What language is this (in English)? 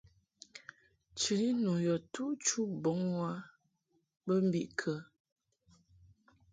Mungaka